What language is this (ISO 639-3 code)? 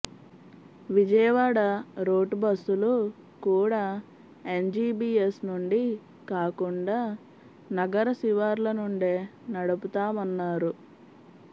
tel